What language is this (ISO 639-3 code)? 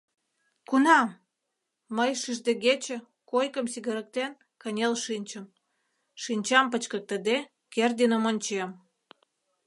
chm